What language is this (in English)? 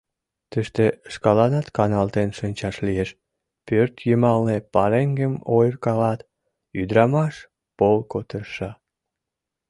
Mari